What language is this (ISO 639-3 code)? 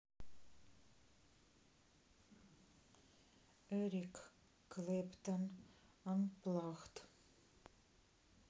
rus